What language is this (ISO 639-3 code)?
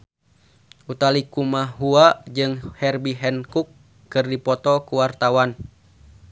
sun